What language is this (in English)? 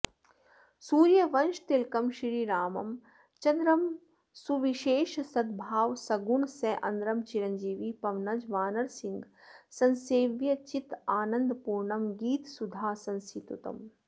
Sanskrit